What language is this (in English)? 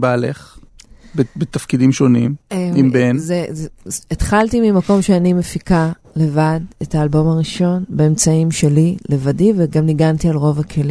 Hebrew